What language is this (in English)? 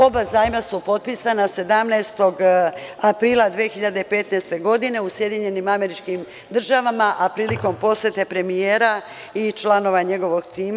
Serbian